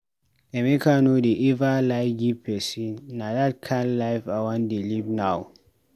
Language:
Nigerian Pidgin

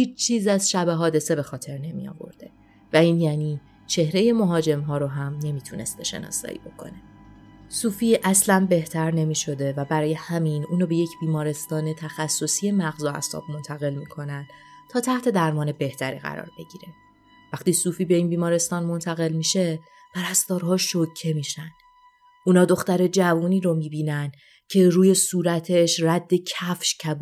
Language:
Persian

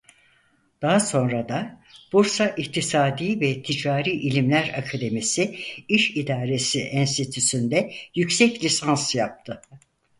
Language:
Turkish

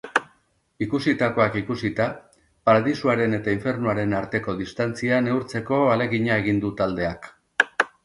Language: Basque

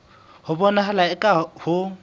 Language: Southern Sotho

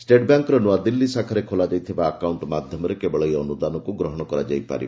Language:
Odia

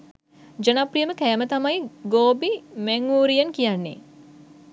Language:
Sinhala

